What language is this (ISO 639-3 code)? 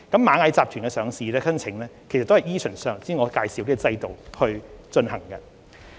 yue